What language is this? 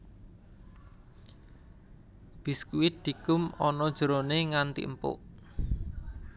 Javanese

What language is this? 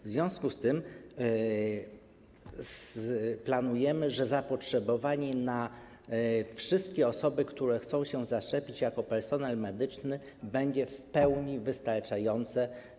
Polish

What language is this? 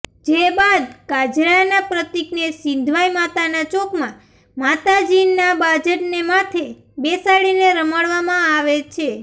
Gujarati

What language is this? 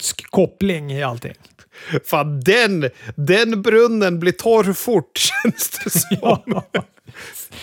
Swedish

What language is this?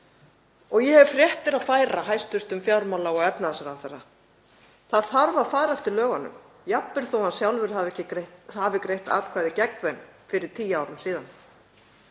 Icelandic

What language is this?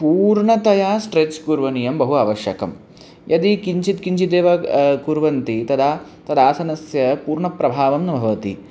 Sanskrit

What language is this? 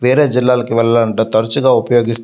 Telugu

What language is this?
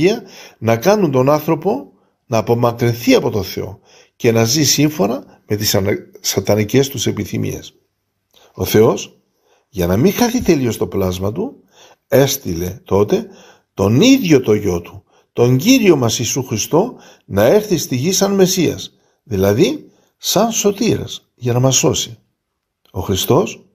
Greek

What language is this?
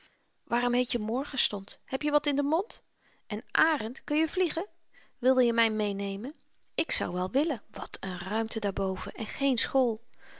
Dutch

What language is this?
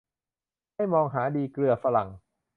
Thai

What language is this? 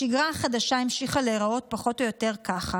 Hebrew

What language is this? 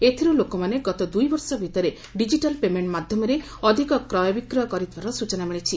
Odia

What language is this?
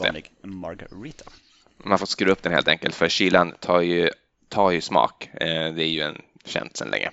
Swedish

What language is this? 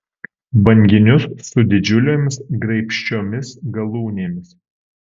Lithuanian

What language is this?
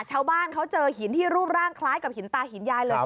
Thai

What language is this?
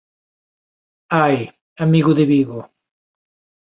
Galician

